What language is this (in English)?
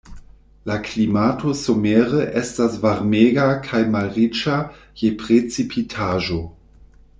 Esperanto